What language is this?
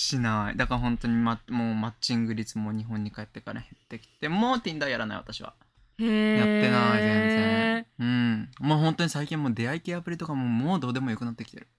Japanese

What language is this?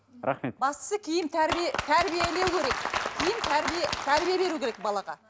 Kazakh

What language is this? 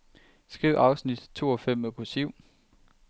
Danish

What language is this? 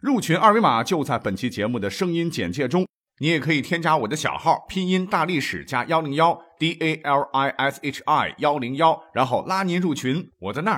Chinese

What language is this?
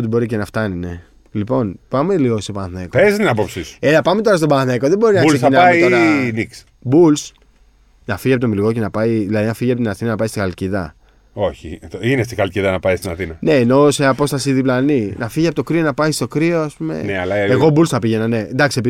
Greek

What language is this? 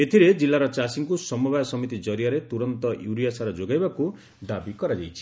Odia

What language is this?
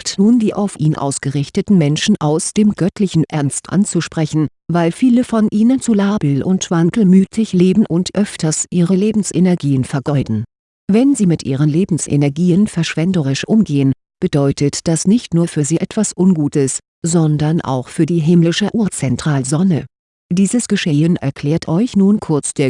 German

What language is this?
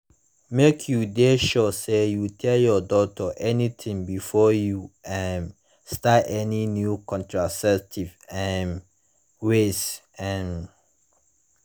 Nigerian Pidgin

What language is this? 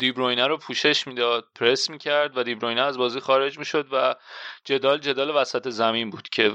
Persian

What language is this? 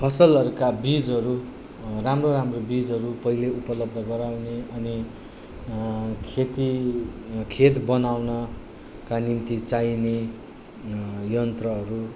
Nepali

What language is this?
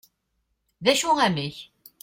Kabyle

